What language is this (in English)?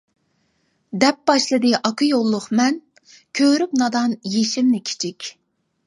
Uyghur